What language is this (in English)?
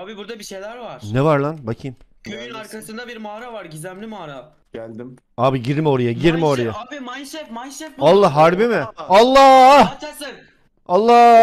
Turkish